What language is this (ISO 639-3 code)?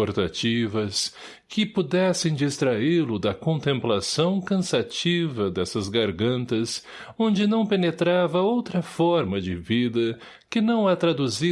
por